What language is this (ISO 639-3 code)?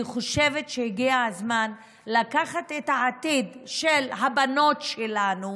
heb